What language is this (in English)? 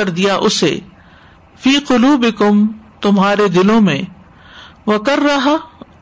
Urdu